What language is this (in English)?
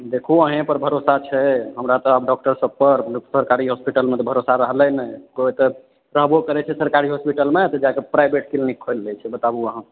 Maithili